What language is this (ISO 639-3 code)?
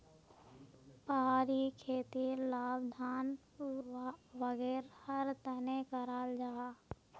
mag